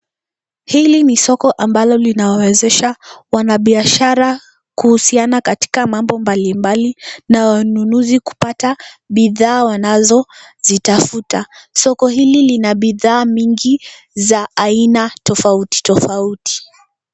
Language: Swahili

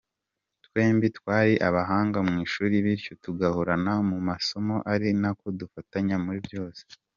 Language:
Kinyarwanda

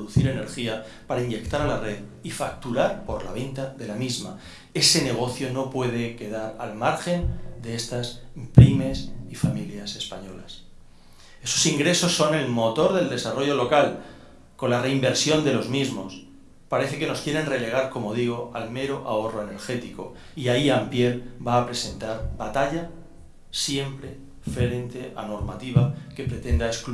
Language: Spanish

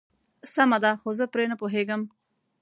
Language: Pashto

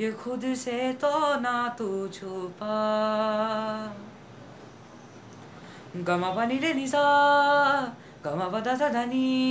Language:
Hindi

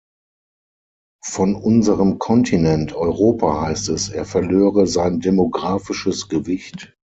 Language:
German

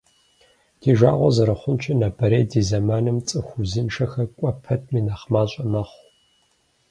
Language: Kabardian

